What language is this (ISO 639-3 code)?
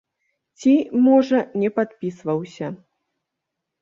bel